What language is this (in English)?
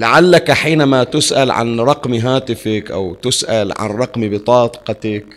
Arabic